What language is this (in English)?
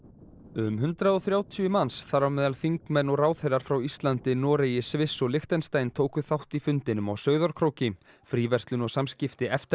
Icelandic